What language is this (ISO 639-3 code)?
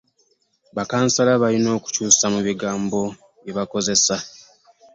lug